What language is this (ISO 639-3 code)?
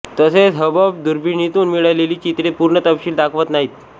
mar